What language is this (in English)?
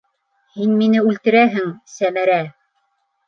Bashkir